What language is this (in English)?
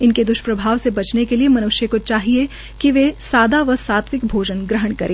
Hindi